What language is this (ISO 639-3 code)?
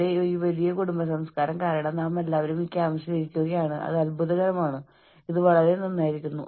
mal